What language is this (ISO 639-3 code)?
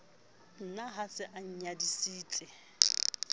sot